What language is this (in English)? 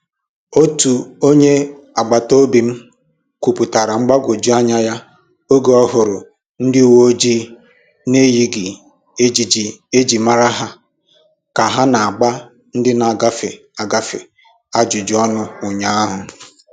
Igbo